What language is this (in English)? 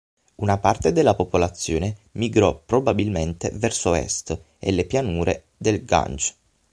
Italian